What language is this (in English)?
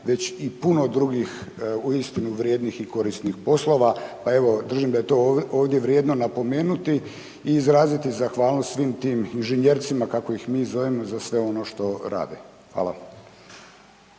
Croatian